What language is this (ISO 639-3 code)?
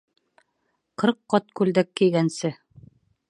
bak